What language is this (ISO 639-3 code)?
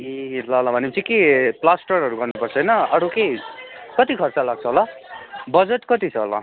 nep